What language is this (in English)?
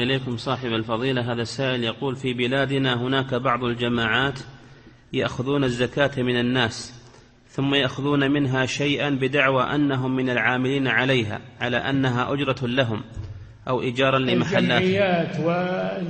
Arabic